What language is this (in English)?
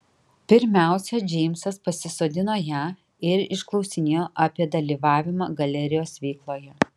Lithuanian